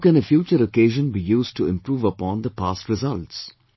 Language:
English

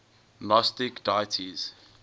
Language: English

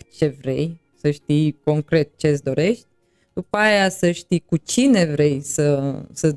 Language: Romanian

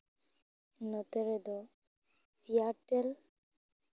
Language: Santali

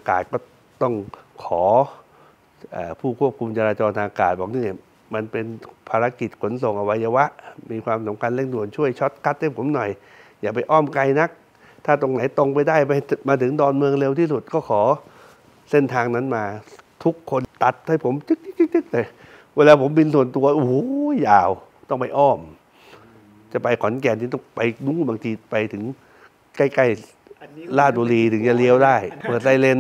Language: Thai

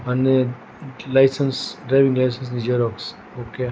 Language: Gujarati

